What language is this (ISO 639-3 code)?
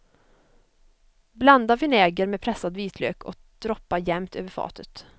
swe